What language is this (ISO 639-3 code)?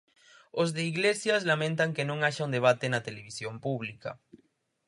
glg